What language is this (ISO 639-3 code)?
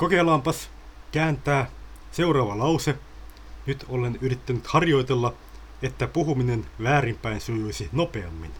fin